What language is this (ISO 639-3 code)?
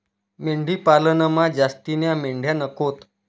mar